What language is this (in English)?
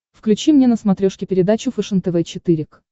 Russian